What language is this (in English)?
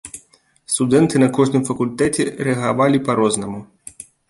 Belarusian